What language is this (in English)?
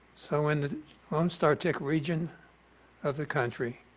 English